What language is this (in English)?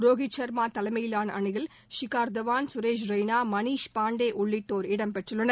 Tamil